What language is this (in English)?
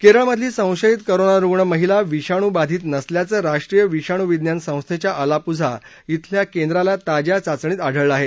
Marathi